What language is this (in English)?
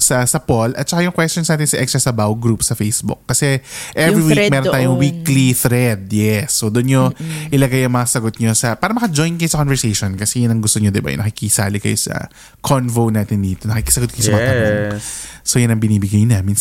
Filipino